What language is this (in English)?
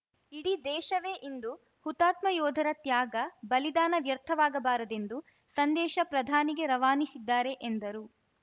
Kannada